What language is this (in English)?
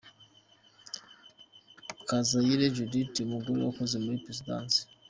Kinyarwanda